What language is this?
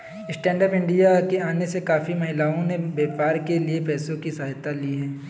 Hindi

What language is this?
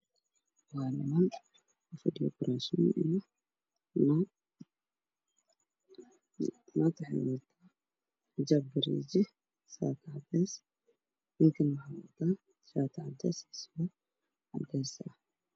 Somali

